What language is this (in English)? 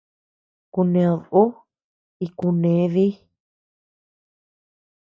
Tepeuxila Cuicatec